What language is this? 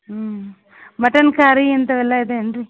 Kannada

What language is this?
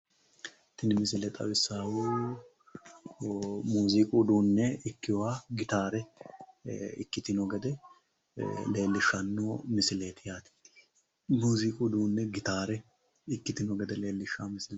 Sidamo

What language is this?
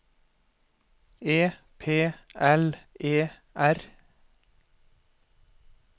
Norwegian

